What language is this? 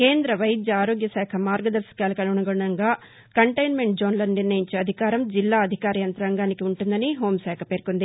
Telugu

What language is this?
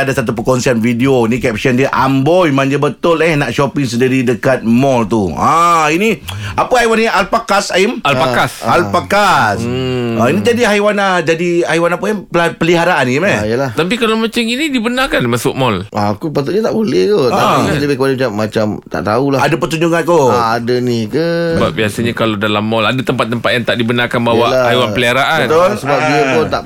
Malay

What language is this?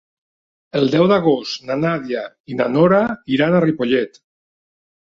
Catalan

